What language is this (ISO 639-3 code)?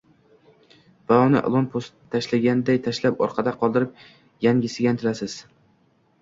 uzb